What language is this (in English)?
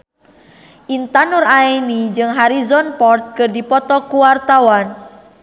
Sundanese